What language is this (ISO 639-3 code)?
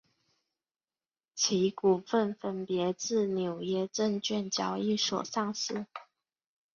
zho